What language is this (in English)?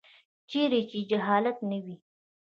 Pashto